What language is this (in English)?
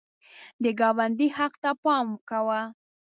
Pashto